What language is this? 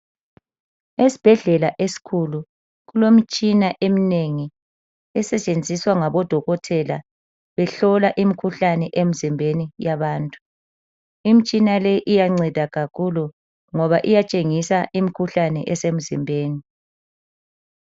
North Ndebele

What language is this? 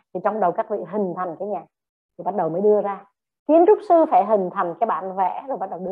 Vietnamese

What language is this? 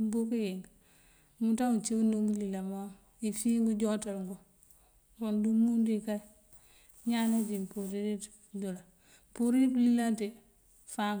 Mandjak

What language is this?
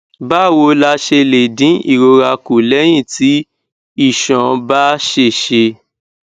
Yoruba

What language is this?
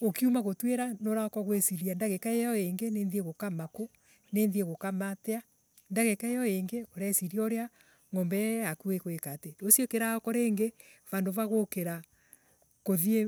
Embu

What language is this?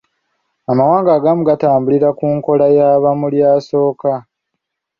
Ganda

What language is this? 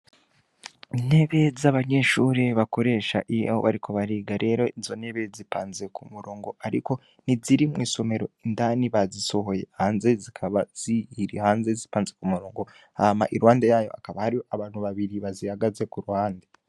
Rundi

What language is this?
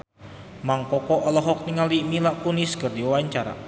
Sundanese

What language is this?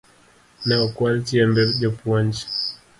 Luo (Kenya and Tanzania)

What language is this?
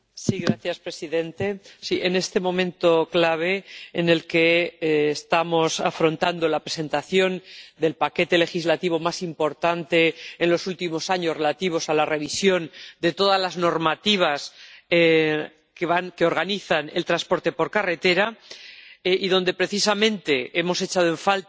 Spanish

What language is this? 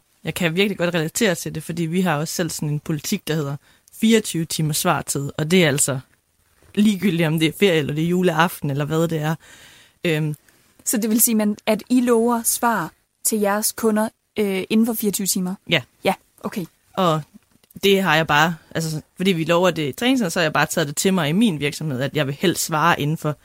Danish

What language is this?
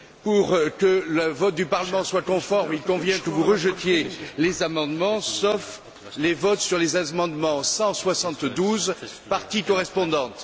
French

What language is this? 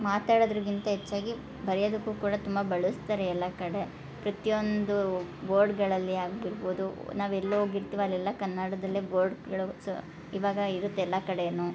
Kannada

